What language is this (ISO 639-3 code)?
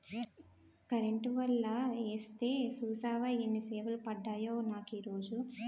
tel